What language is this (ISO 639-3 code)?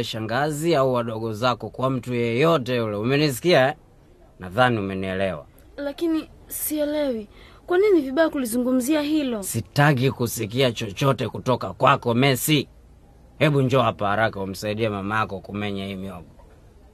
swa